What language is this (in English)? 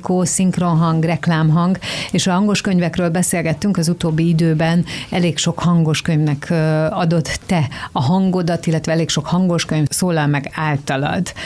Hungarian